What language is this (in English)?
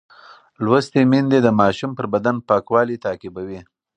Pashto